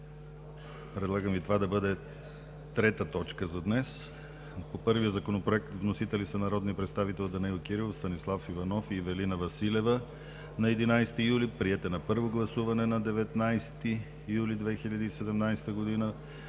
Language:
Bulgarian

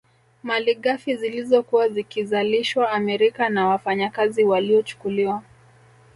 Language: Swahili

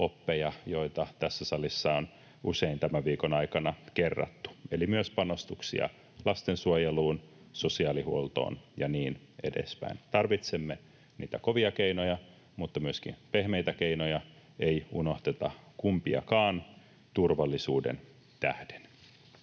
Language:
Finnish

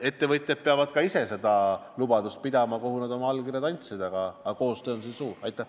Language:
Estonian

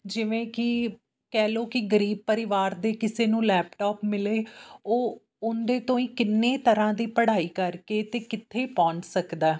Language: Punjabi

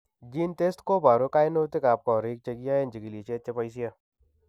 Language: Kalenjin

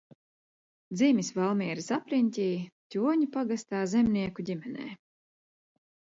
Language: Latvian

